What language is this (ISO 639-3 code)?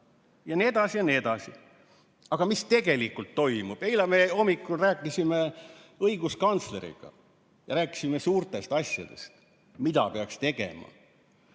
est